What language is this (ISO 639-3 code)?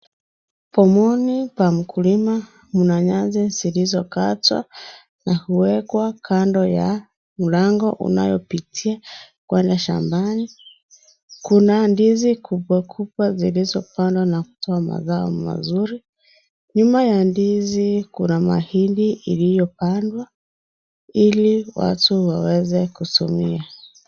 swa